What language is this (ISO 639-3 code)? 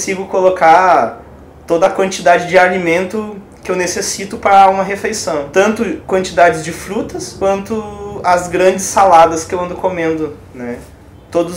por